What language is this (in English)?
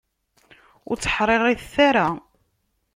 Kabyle